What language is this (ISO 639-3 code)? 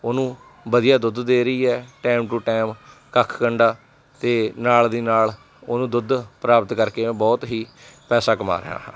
pan